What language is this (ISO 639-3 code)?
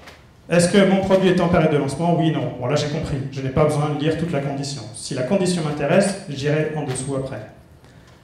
fra